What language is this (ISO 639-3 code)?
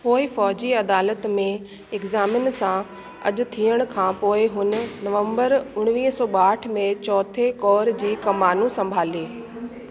snd